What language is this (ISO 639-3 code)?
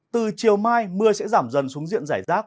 vie